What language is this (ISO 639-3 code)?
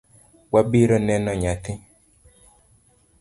luo